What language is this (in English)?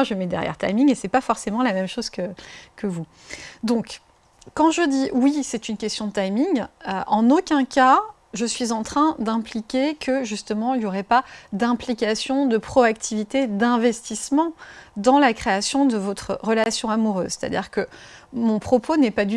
French